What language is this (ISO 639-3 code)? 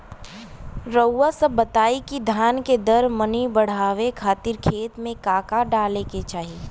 bho